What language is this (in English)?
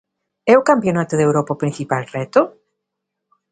Galician